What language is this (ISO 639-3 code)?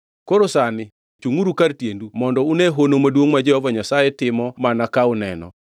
luo